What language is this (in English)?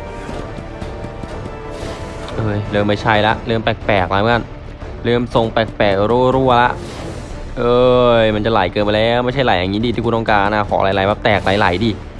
Thai